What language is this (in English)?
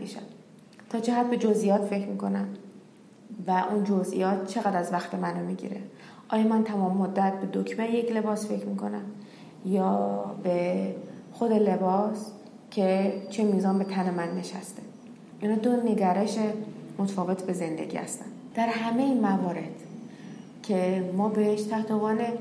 Persian